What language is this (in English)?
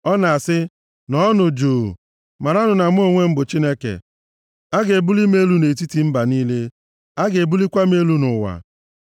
Igbo